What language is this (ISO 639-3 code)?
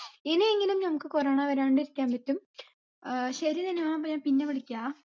mal